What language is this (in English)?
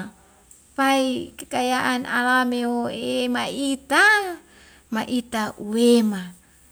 Wemale